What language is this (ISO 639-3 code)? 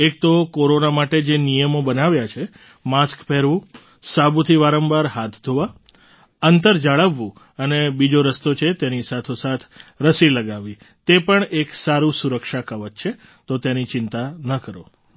guj